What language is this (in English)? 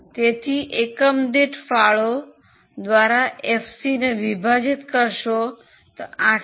Gujarati